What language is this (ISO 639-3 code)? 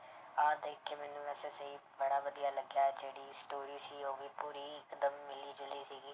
pan